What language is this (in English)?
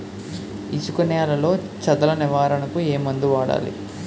Telugu